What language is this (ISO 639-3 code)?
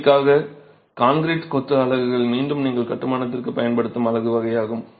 tam